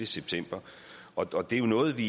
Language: Danish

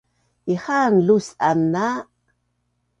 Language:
Bunun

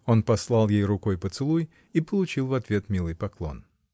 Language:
Russian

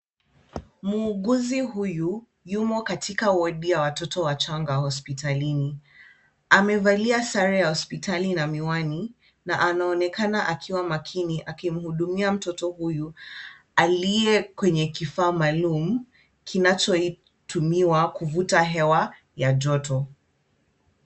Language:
Swahili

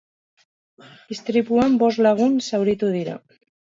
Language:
Basque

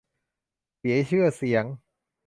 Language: Thai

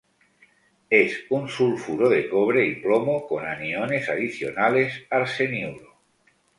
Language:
Spanish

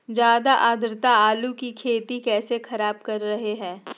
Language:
Magahi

